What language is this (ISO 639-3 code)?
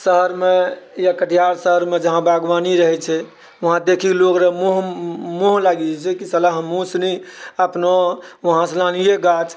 mai